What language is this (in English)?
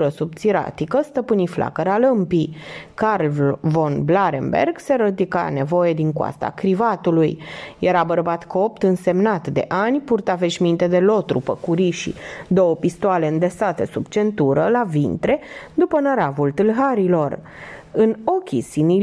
Romanian